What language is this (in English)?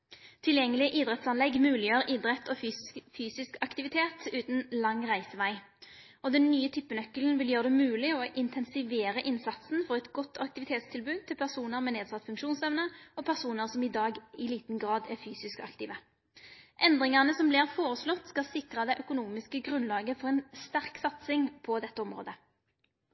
Norwegian Nynorsk